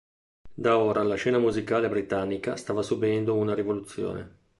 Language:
Italian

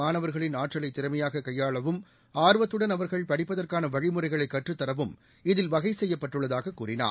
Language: Tamil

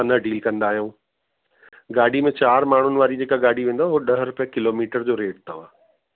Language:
Sindhi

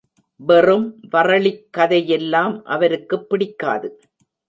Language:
Tamil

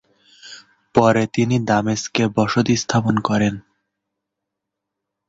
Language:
Bangla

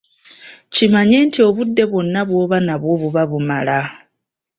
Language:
Ganda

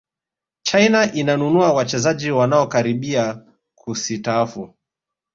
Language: Swahili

